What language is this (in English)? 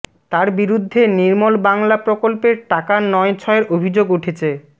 Bangla